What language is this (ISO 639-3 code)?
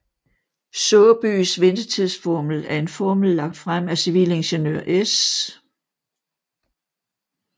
dan